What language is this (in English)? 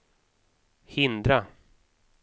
Swedish